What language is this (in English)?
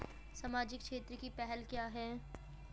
Hindi